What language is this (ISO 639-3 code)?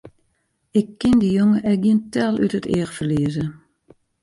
fry